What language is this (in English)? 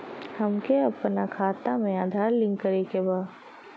Bhojpuri